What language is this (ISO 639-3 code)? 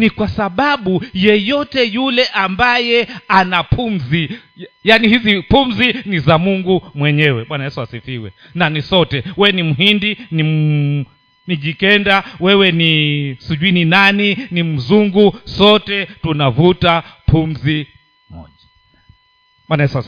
swa